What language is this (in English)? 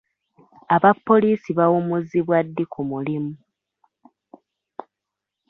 Ganda